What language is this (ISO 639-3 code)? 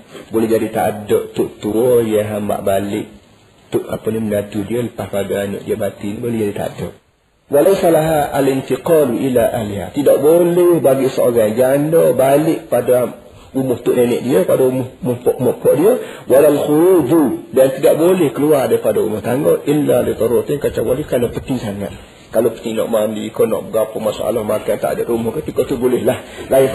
msa